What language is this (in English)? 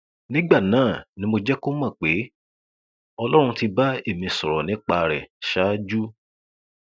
Yoruba